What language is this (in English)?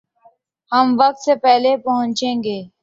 Urdu